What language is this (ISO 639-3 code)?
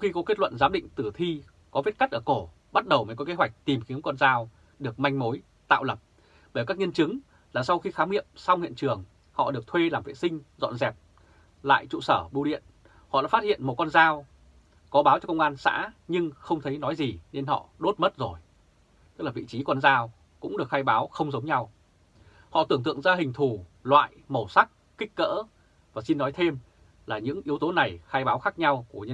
vie